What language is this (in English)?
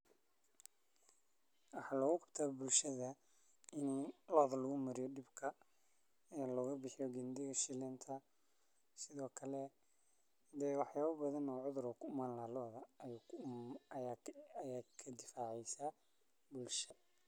Somali